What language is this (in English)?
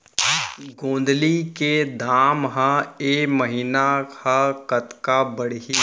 Chhattisgarhi